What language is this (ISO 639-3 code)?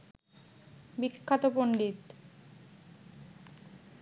ben